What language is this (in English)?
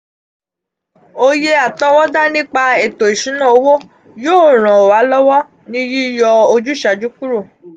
Yoruba